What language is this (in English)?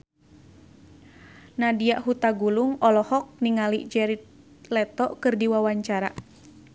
Sundanese